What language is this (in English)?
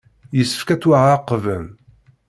Kabyle